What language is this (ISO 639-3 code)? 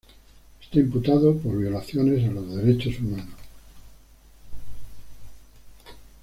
spa